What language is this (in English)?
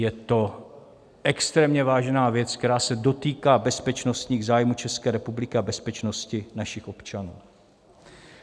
Czech